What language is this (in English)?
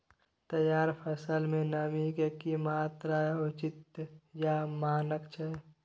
Maithili